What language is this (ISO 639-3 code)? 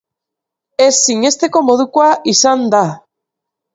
eus